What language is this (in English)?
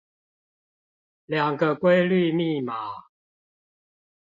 Chinese